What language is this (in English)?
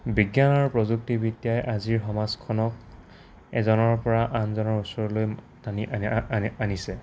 Assamese